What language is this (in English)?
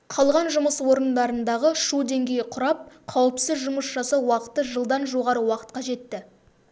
Kazakh